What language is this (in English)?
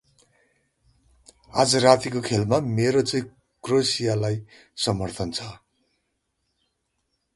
Nepali